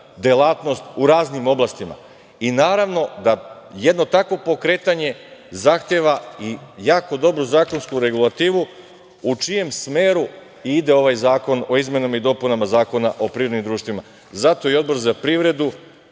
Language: Serbian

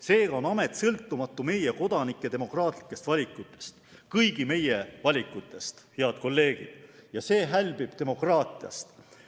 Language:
Estonian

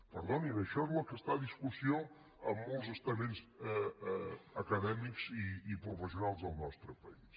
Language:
Catalan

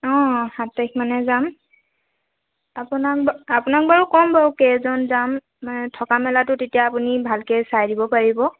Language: Assamese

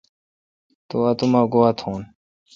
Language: Kalkoti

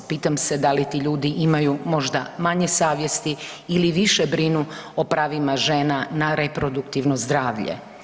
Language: Croatian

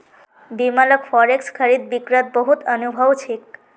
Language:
Magahi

